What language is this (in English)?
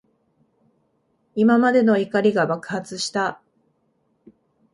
Japanese